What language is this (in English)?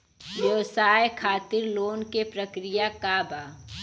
Bhojpuri